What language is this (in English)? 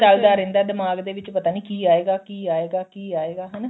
Punjabi